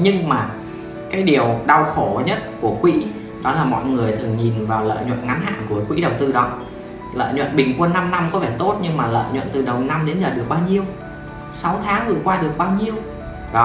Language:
Vietnamese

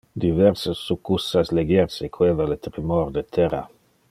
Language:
Interlingua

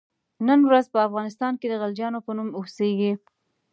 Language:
Pashto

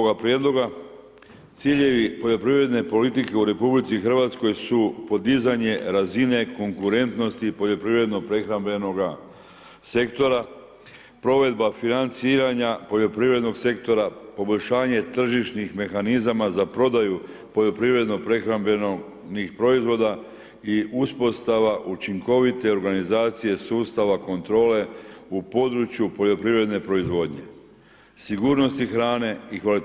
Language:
Croatian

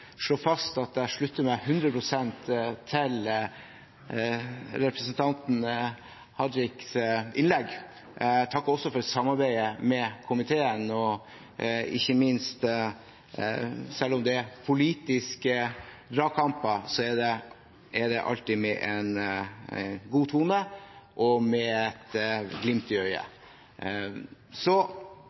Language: Norwegian Bokmål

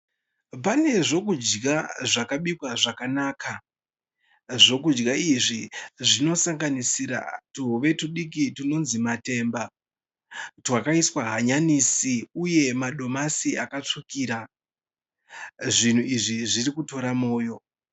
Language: Shona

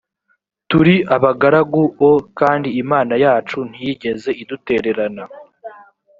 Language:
Kinyarwanda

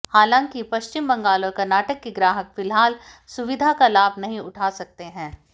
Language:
Hindi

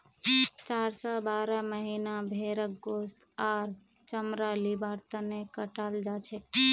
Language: Magahi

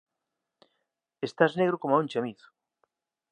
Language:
Galician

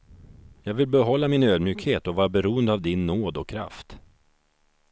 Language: Swedish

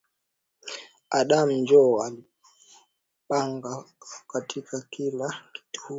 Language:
Swahili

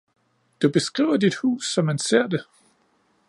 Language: Danish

